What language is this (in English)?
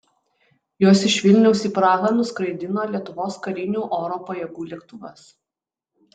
Lithuanian